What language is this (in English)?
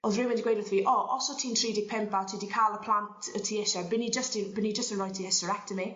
Welsh